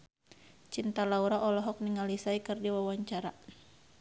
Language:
Sundanese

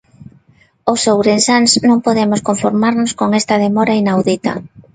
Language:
Galician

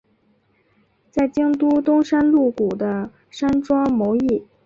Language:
Chinese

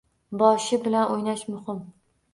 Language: Uzbek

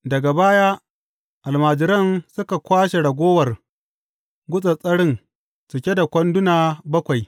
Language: Hausa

